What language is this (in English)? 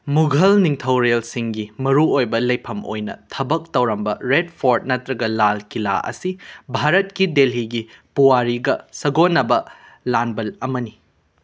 Manipuri